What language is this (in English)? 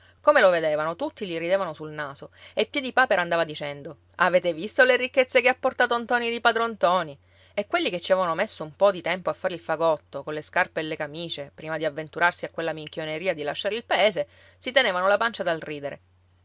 Italian